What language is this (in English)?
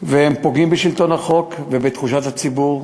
Hebrew